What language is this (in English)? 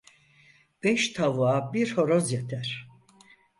Turkish